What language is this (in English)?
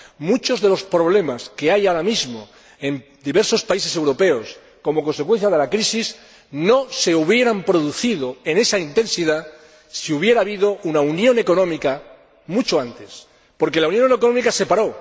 Spanish